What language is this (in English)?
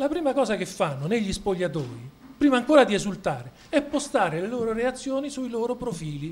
Italian